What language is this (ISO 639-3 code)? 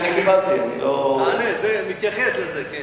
heb